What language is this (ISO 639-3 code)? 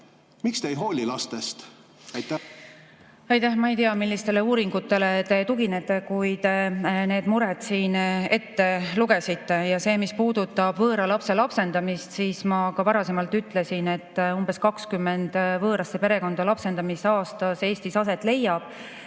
est